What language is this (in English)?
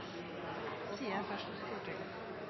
Norwegian Nynorsk